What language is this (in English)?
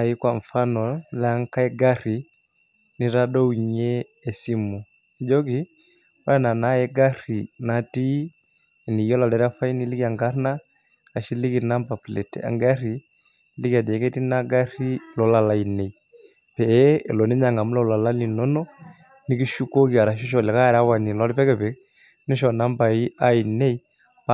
Masai